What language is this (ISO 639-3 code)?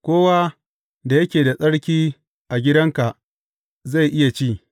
hau